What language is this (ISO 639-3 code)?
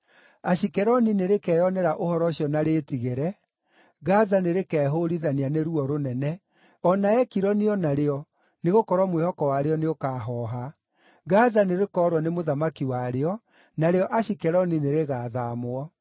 kik